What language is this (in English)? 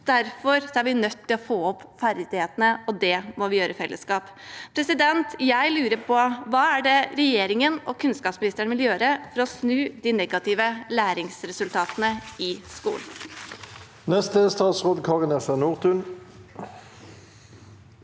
Norwegian